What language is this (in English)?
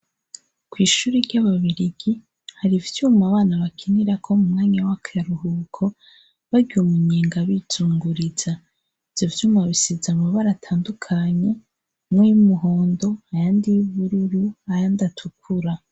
Rundi